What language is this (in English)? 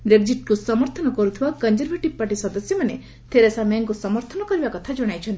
Odia